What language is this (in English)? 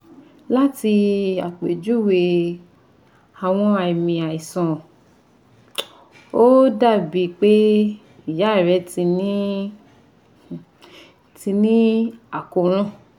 Yoruba